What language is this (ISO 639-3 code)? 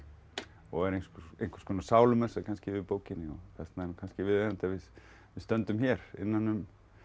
isl